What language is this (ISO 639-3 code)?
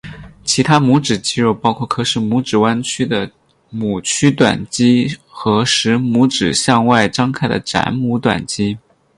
zho